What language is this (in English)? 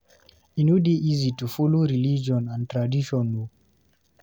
Nigerian Pidgin